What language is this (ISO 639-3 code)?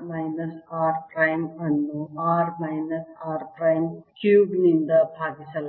kan